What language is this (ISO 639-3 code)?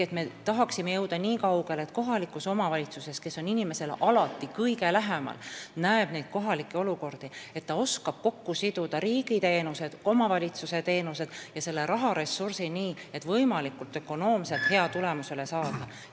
est